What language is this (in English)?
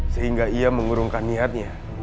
Indonesian